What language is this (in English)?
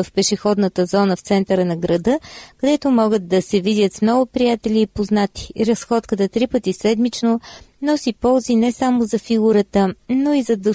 Bulgarian